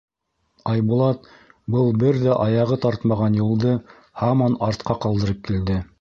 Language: Bashkir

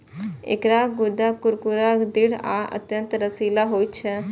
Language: Maithili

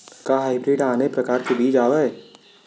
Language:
Chhattisgarhi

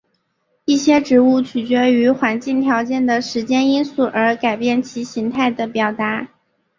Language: Chinese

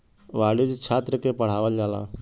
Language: Bhojpuri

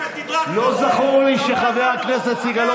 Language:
Hebrew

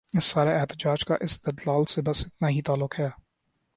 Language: Urdu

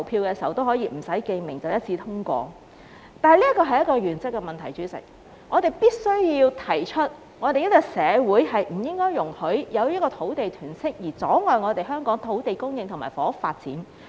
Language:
Cantonese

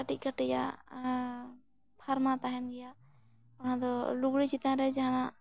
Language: Santali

